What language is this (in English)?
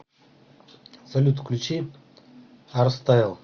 Russian